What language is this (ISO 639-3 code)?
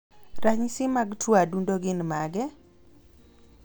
luo